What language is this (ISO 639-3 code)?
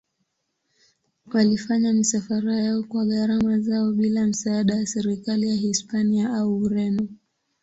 swa